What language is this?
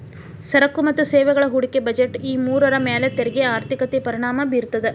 Kannada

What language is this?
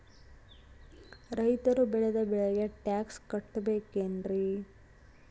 Kannada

